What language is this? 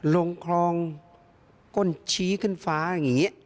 Thai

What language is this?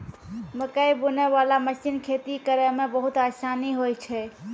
Maithili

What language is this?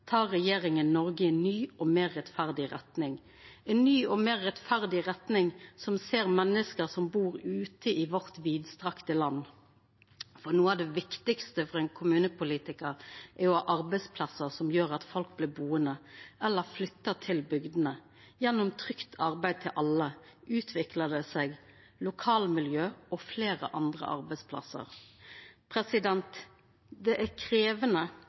Norwegian Nynorsk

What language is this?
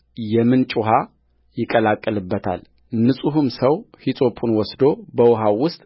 Amharic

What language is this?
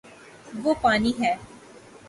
Urdu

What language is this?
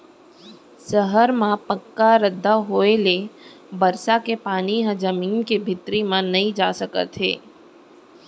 Chhattisgarhi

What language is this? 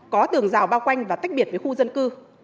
Vietnamese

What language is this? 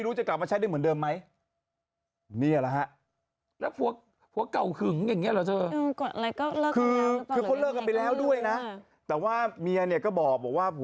Thai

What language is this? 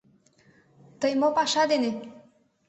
Mari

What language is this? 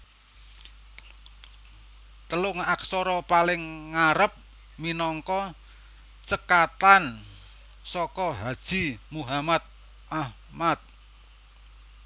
Javanese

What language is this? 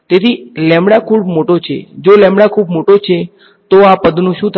Gujarati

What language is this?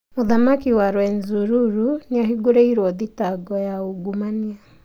Kikuyu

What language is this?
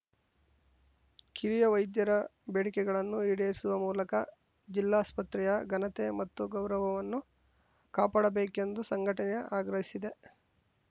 Kannada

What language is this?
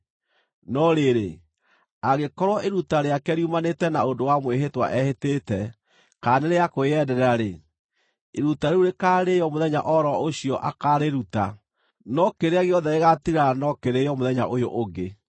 Kikuyu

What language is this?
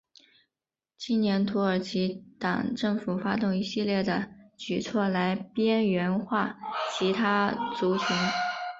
Chinese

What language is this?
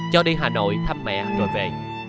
Vietnamese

